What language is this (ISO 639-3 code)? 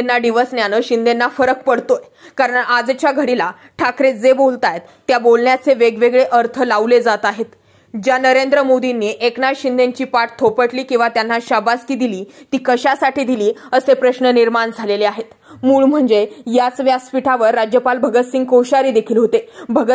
ron